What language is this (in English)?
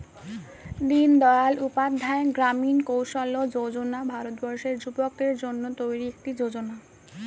Bangla